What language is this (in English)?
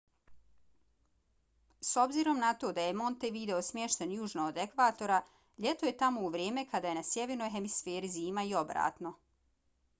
Bosnian